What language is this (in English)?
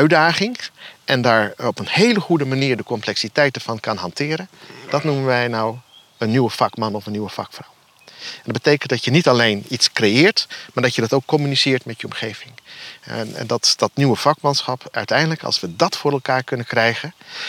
Dutch